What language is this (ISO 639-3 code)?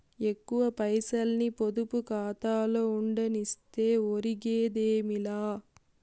tel